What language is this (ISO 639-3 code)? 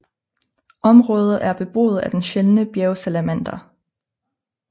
dan